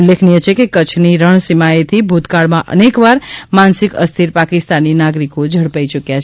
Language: Gujarati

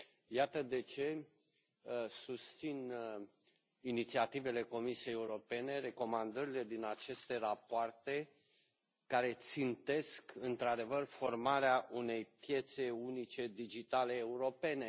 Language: Romanian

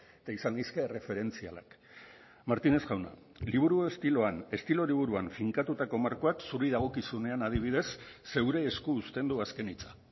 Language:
Basque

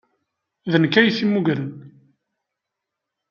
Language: Kabyle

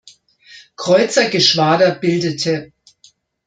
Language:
German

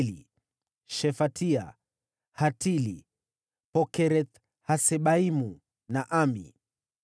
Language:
Swahili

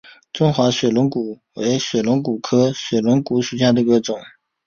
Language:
Chinese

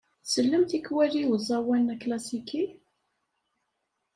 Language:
Kabyle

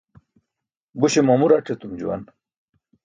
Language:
Burushaski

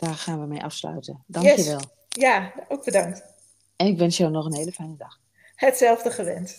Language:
Dutch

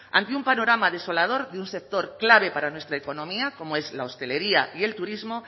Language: Spanish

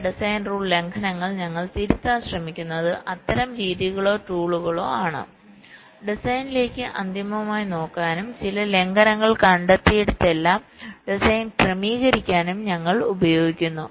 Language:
Malayalam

